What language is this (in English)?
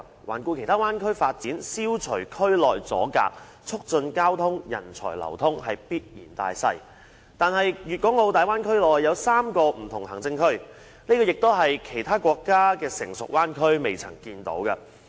Cantonese